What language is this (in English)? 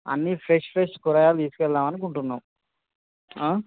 Telugu